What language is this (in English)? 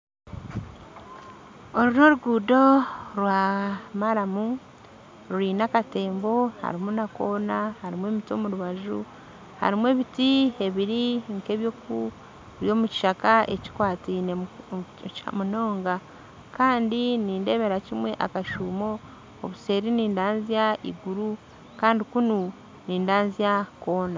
Nyankole